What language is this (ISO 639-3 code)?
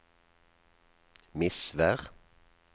nor